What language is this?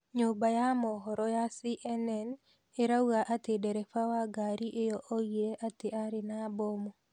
Kikuyu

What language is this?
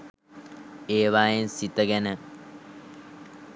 Sinhala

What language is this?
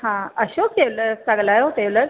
Sindhi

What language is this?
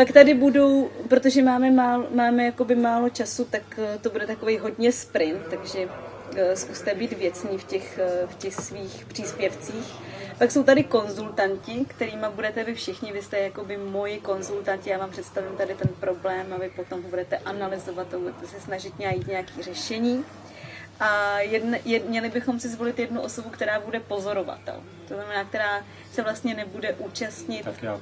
Czech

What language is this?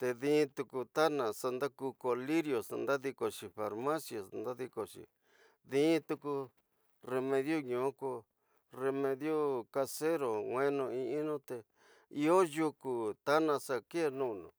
Tidaá Mixtec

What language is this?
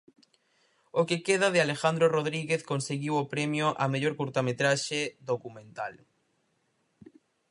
Galician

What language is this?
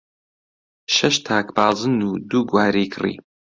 Central Kurdish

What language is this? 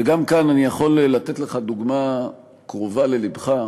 Hebrew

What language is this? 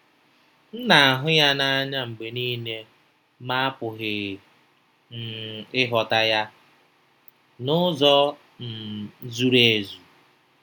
Igbo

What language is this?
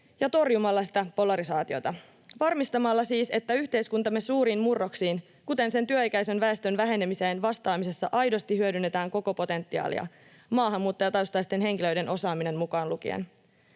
Finnish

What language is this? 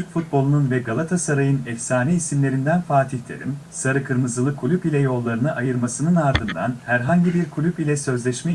Turkish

